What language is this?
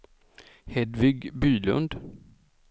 Swedish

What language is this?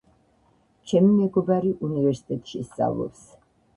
Georgian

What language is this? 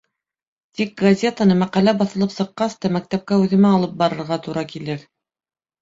Bashkir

